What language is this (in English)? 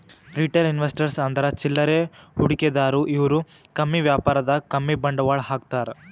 Kannada